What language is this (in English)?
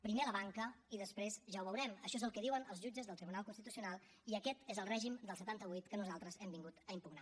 Catalan